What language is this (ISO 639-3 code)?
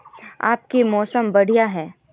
mag